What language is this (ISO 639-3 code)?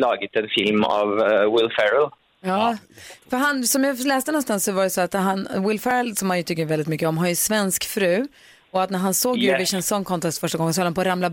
swe